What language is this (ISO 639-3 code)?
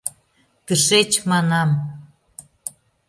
chm